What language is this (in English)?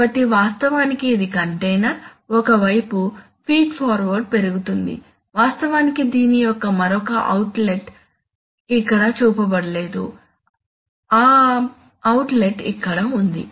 Telugu